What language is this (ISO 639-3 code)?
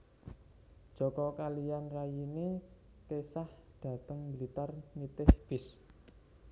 jav